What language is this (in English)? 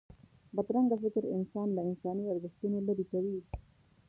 Pashto